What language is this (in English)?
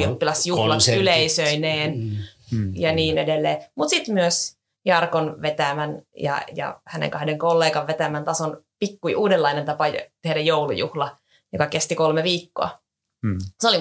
Finnish